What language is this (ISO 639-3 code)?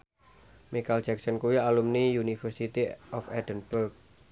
jav